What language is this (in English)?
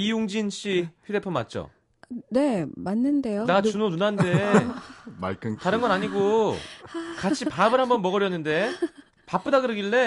Korean